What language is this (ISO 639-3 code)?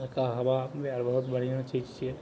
mai